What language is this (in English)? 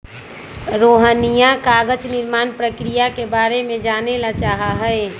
Magahi